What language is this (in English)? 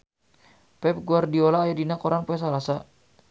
Sundanese